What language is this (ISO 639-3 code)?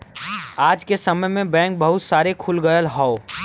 bho